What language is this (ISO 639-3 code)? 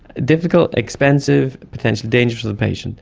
eng